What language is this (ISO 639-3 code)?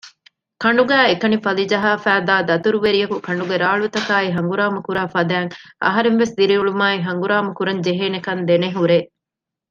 div